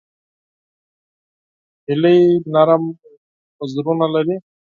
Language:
Pashto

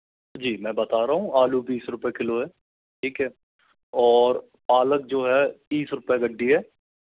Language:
Hindi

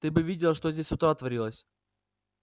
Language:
Russian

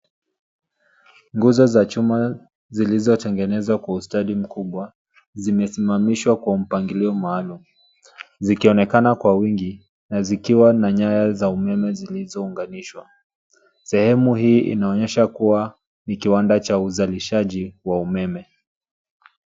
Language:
Swahili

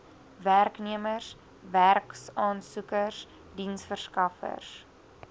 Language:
Afrikaans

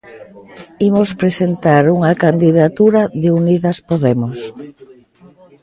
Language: Galician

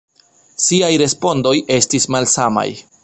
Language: Esperanto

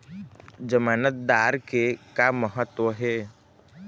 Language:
Chhattisgarhi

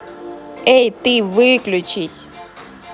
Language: Russian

